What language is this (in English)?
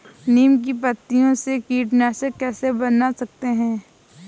Hindi